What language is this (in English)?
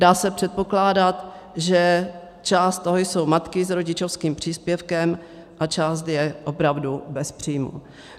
Czech